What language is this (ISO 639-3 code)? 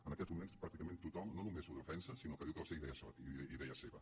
cat